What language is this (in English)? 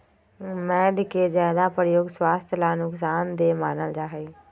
Magahi